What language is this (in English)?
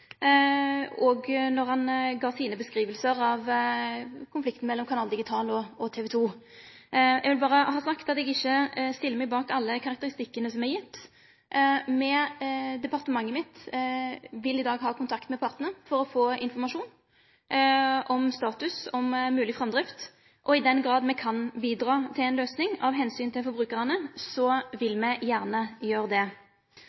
Norwegian Nynorsk